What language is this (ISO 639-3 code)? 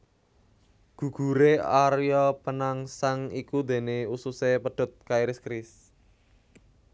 jav